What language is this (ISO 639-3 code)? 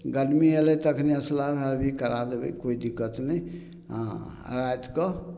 mai